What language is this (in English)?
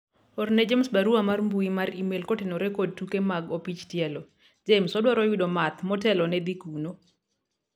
Luo (Kenya and Tanzania)